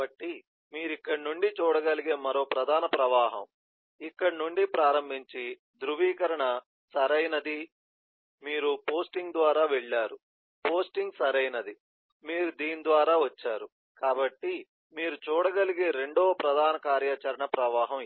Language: Telugu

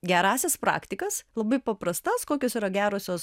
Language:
Lithuanian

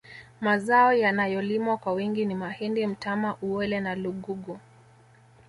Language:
Swahili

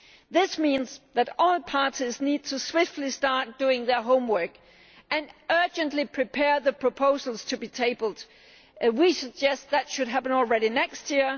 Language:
English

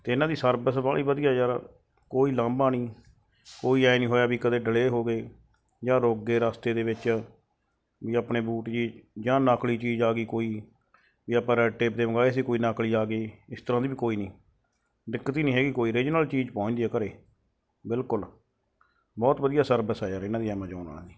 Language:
Punjabi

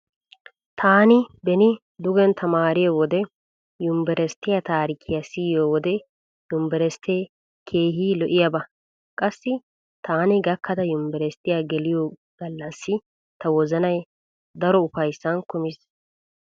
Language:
Wolaytta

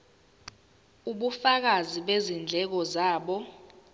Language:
Zulu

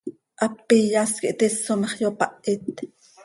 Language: Seri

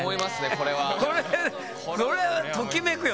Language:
Japanese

